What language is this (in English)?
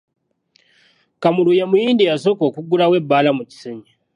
Ganda